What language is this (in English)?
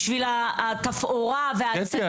Hebrew